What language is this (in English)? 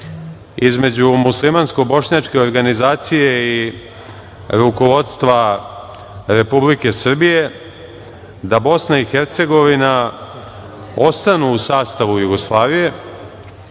Serbian